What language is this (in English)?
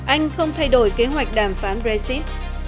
Vietnamese